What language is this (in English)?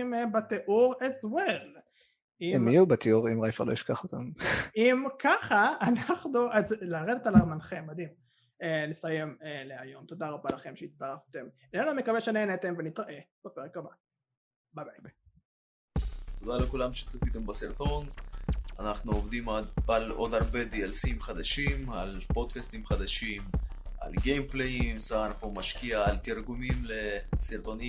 Hebrew